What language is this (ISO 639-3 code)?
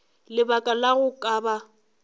nso